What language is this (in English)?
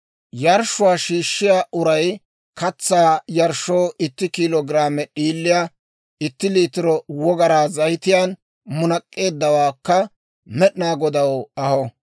Dawro